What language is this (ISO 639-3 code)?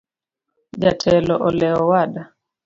luo